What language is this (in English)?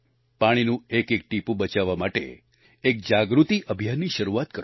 Gujarati